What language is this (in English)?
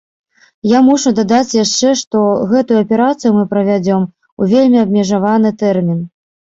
Belarusian